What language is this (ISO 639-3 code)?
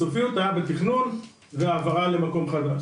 heb